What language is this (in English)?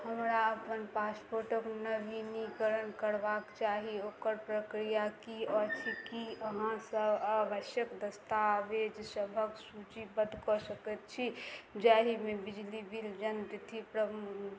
Maithili